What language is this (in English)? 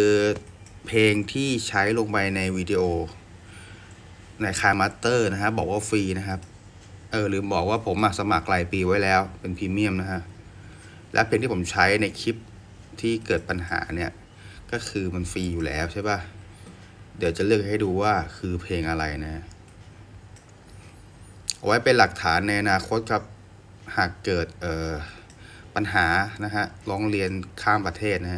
Thai